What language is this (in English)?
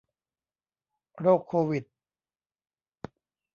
Thai